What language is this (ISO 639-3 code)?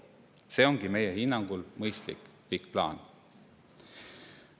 est